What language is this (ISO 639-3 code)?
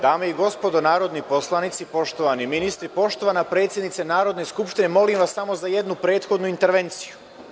srp